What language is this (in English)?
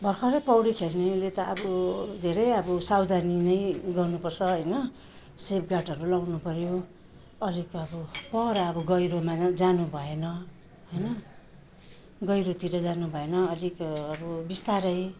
Nepali